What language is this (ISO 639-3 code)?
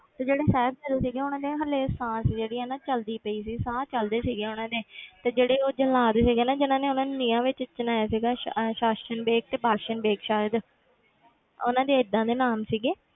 pan